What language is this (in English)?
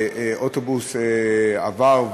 Hebrew